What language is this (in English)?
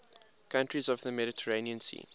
English